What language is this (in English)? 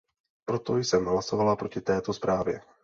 Czech